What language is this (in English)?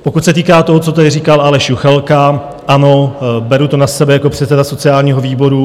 Czech